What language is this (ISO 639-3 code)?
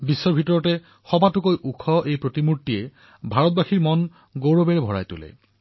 asm